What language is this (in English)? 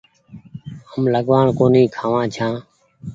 Goaria